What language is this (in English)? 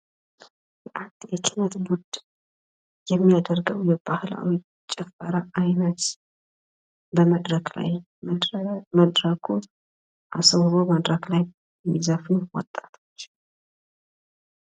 Amharic